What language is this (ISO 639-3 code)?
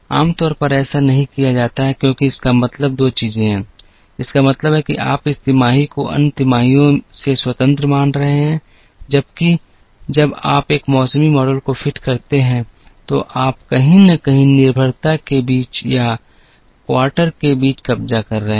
hin